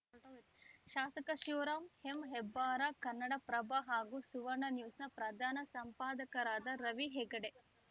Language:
Kannada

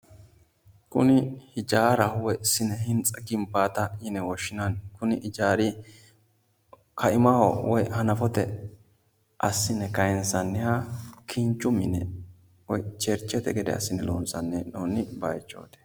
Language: Sidamo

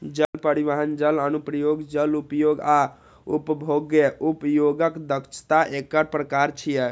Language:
Maithili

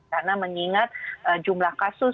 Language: Indonesian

